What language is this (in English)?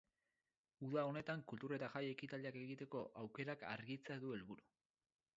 Basque